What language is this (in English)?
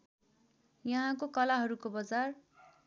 Nepali